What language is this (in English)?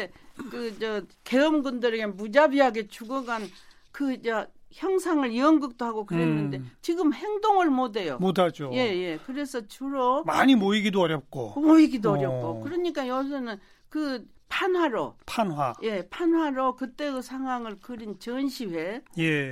Korean